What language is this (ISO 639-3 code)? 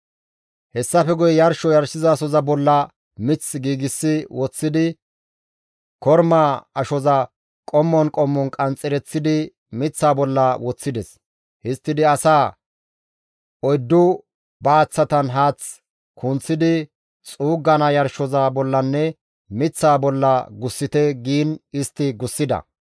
gmv